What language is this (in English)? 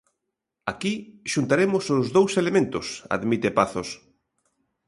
Galician